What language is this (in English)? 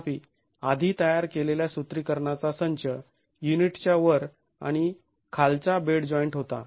Marathi